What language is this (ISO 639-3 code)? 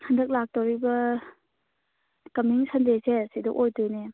mni